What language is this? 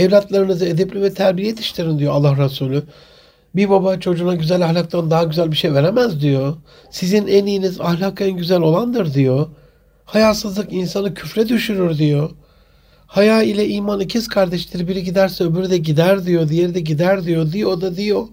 Turkish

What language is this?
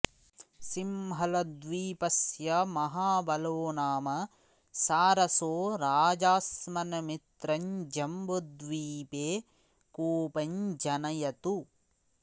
Sanskrit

